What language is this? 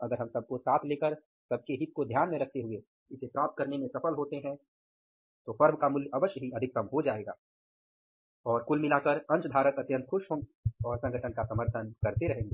Hindi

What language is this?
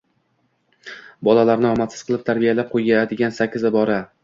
Uzbek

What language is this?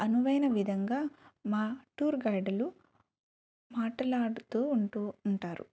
Telugu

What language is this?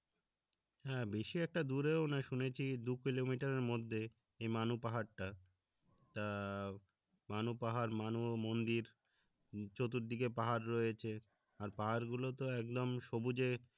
Bangla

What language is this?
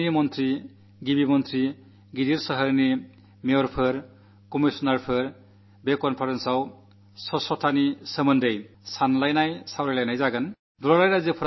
Malayalam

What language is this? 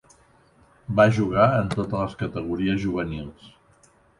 Catalan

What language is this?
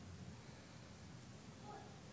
Hebrew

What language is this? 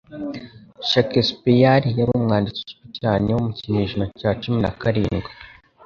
Kinyarwanda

